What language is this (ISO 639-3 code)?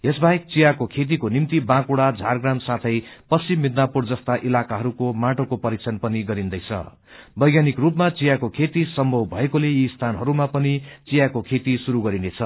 nep